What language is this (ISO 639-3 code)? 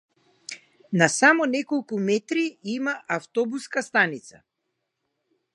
mkd